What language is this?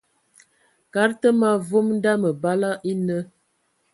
Ewondo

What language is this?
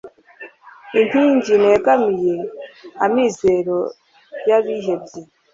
Kinyarwanda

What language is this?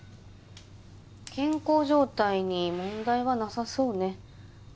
Japanese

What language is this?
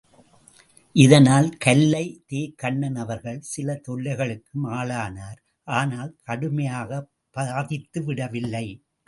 Tamil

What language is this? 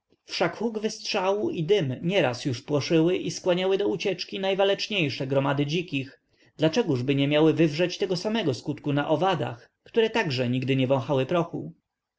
Polish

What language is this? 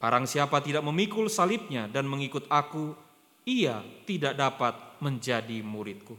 Indonesian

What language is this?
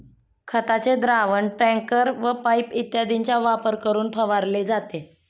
Marathi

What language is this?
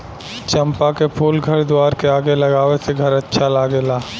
Bhojpuri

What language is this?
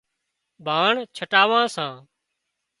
Wadiyara Koli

